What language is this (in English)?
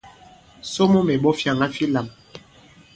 Bankon